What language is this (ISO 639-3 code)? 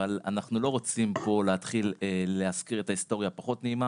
heb